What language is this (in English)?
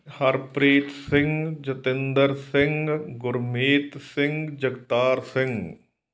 Punjabi